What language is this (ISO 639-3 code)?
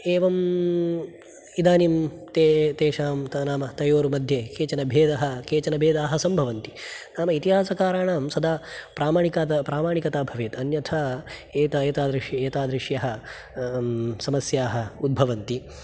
san